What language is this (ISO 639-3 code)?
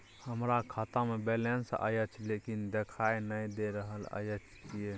mai